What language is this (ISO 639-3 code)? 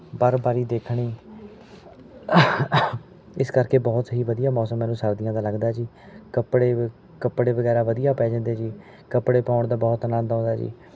pan